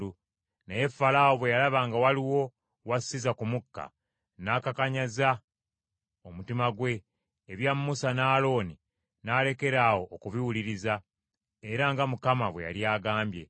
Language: Ganda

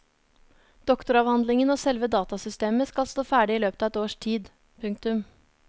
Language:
Norwegian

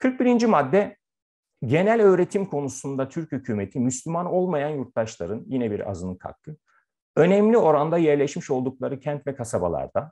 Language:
Turkish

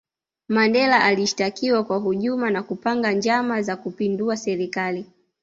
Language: Swahili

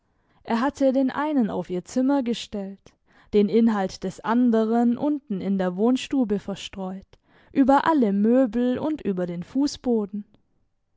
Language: German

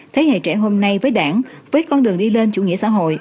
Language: Vietnamese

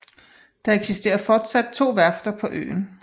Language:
Danish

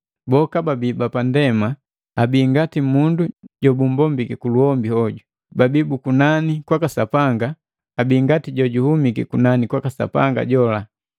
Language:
Matengo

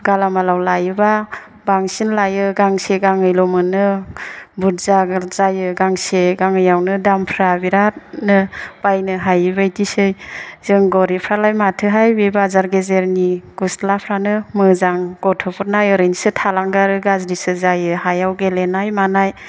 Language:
Bodo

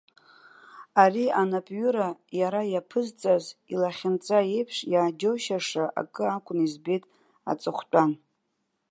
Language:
Abkhazian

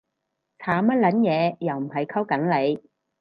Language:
Cantonese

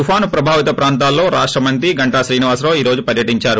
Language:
Telugu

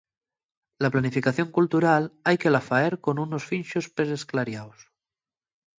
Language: Asturian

